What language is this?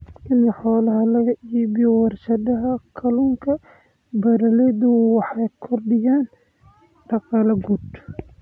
Somali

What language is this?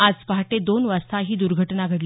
Marathi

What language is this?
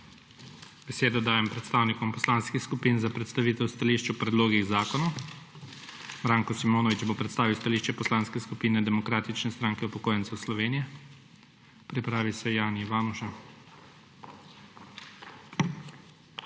Slovenian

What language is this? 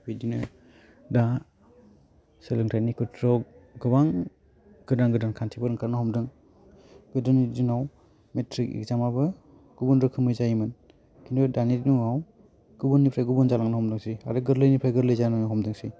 Bodo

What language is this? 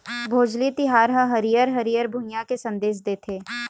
Chhattisgarhi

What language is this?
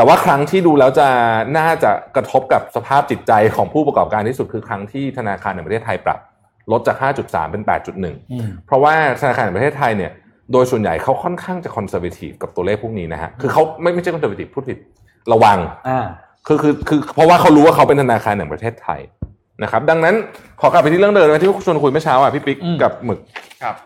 Thai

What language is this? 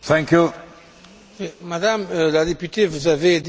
French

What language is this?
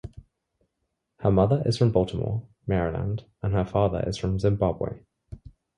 English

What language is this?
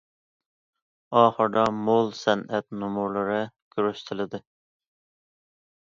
Uyghur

